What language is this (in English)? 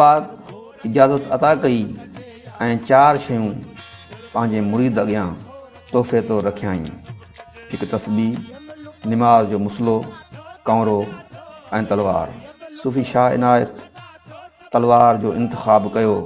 Sindhi